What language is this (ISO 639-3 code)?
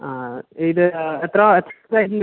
mal